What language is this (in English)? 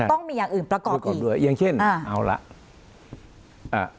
Thai